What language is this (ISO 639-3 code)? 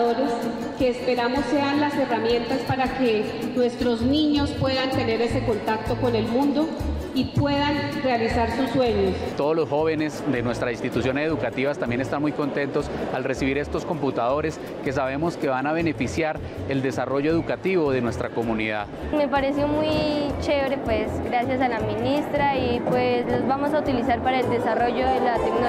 spa